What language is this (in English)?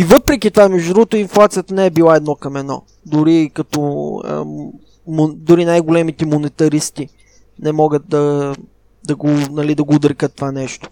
Bulgarian